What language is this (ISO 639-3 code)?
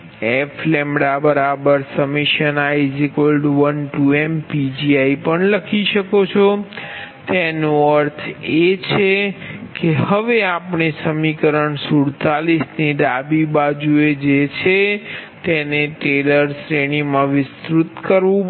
guj